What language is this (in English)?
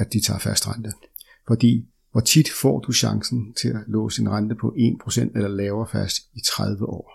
Danish